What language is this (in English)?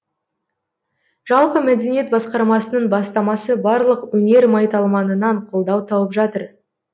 Kazakh